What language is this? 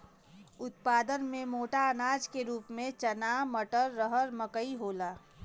Bhojpuri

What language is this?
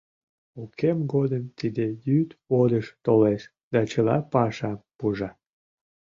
Mari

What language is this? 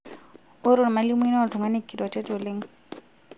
Masai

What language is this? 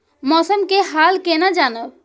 Maithili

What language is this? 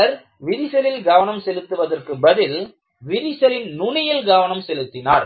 Tamil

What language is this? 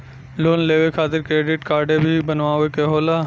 Bhojpuri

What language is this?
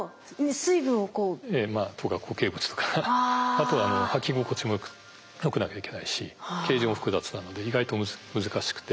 Japanese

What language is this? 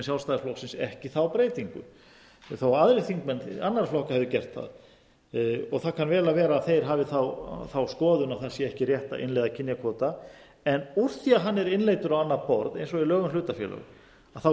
Icelandic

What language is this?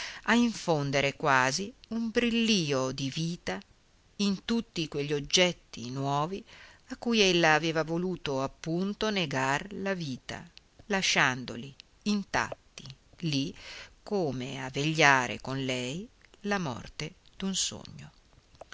Italian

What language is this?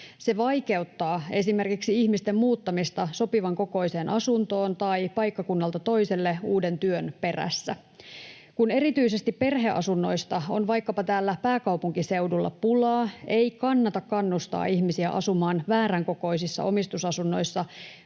Finnish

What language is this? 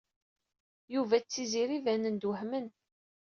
Kabyle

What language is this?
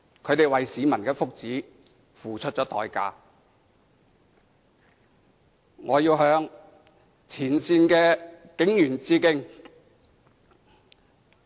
Cantonese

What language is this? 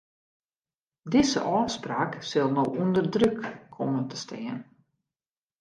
Western Frisian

